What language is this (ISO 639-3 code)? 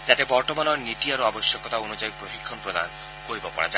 asm